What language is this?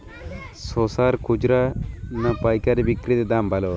Bangla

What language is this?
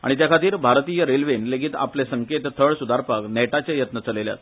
Konkani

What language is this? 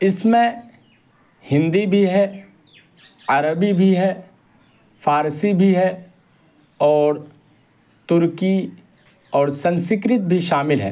Urdu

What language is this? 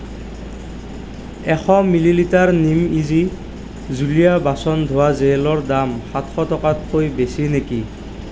Assamese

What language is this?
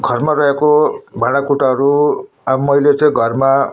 Nepali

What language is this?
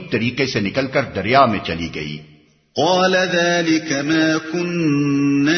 Urdu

